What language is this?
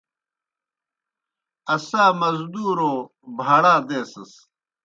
Kohistani Shina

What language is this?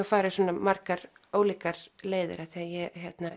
Icelandic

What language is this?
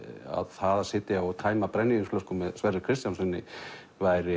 Icelandic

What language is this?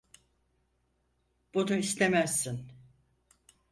Turkish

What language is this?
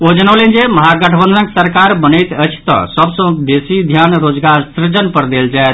Maithili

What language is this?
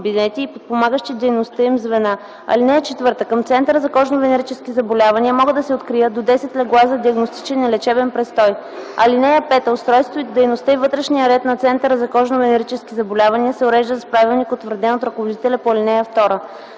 Bulgarian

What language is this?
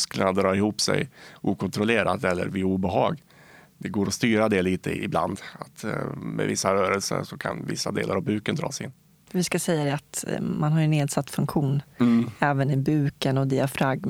Swedish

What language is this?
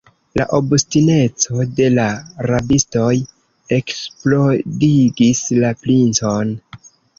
Esperanto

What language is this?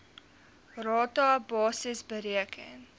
Afrikaans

